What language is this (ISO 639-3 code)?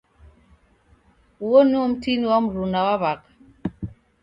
dav